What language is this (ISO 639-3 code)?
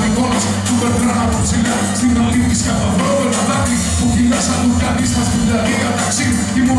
ell